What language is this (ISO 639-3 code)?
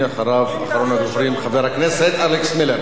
heb